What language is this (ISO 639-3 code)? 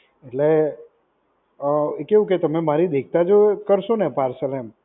guj